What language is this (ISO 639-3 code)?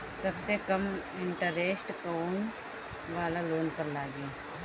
bho